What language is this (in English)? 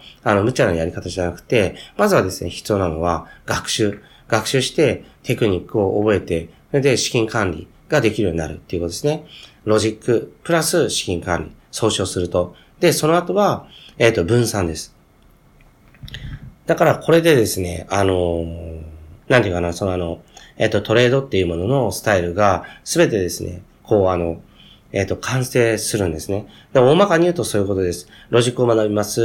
Japanese